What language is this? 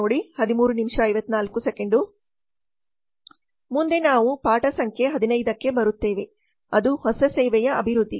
Kannada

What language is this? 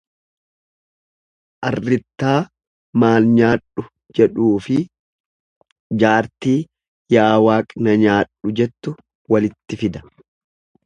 Oromo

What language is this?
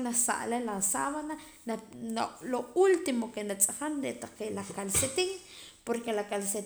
Poqomam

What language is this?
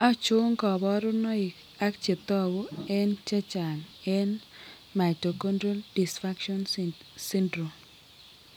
Kalenjin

